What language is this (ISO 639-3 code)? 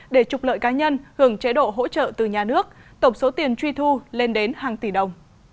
vie